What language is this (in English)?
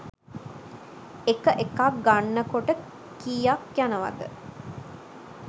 Sinhala